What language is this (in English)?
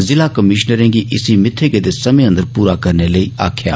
Dogri